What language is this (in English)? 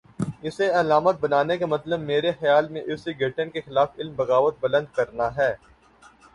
Urdu